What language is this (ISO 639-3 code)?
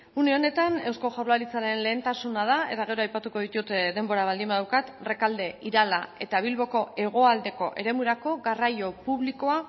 eus